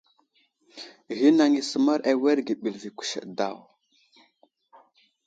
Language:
Wuzlam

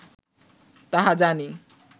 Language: Bangla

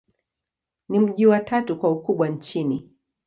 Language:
Swahili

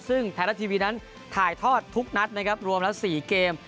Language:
Thai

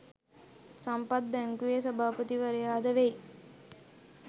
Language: Sinhala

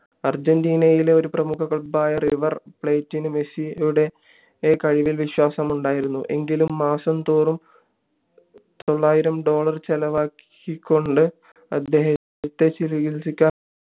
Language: Malayalam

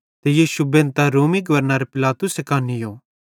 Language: Bhadrawahi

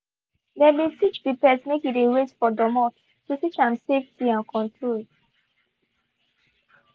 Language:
Nigerian Pidgin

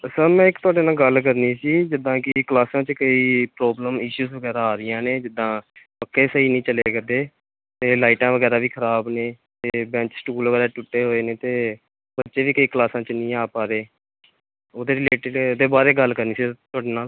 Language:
Punjabi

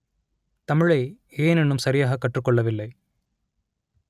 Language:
Tamil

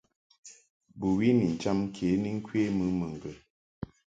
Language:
Mungaka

